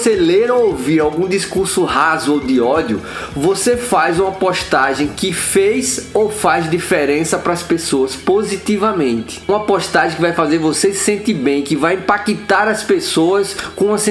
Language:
Portuguese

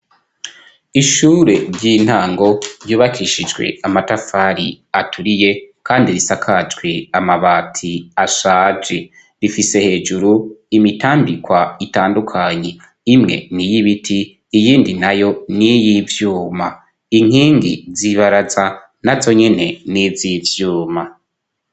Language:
Rundi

